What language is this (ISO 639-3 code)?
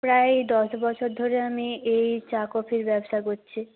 ben